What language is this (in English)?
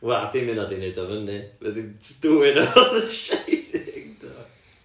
Welsh